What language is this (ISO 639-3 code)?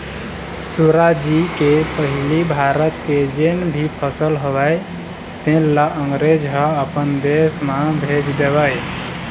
hne